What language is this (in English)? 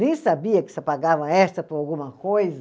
Portuguese